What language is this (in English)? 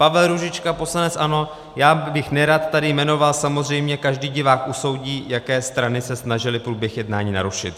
Czech